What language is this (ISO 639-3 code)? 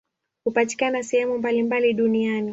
swa